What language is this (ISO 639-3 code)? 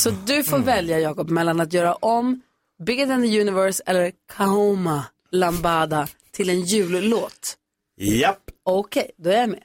swe